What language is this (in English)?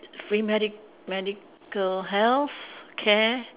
English